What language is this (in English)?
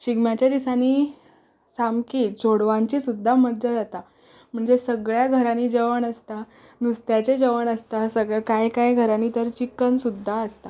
Konkani